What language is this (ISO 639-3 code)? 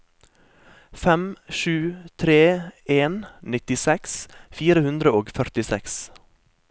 nor